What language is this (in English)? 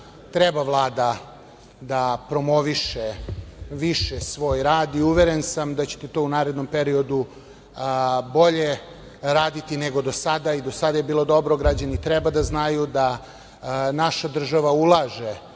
Serbian